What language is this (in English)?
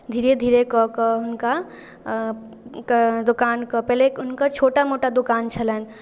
Maithili